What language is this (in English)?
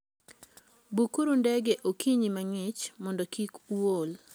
Luo (Kenya and Tanzania)